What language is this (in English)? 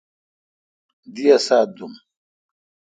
Kalkoti